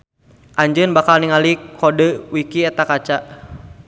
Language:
Sundanese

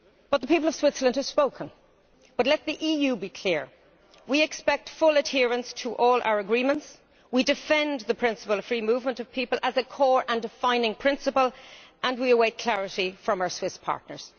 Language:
English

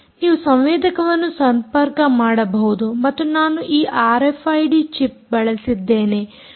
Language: Kannada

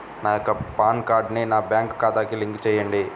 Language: Telugu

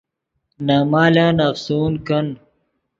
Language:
Yidgha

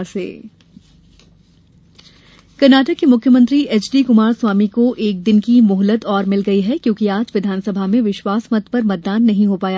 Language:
Hindi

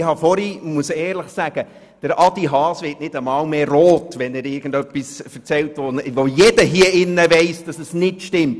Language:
Swiss German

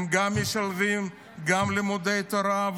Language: Hebrew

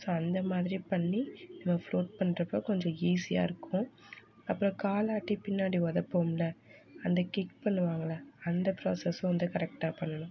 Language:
Tamil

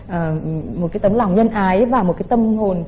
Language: Vietnamese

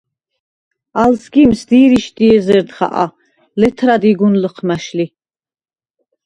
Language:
Svan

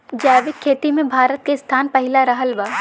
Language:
Bhojpuri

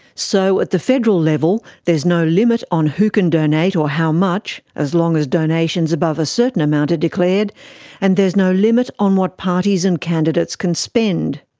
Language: English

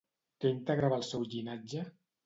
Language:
Catalan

